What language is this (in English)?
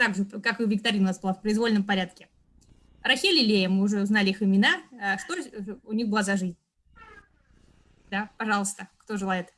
Russian